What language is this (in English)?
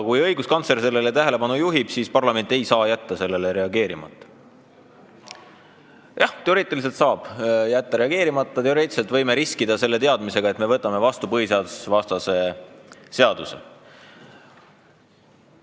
Estonian